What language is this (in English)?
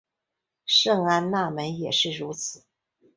Chinese